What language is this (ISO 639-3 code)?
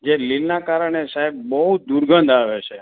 guj